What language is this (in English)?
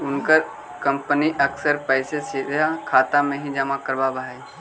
Magahi